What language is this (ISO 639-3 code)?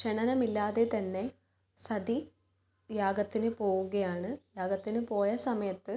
mal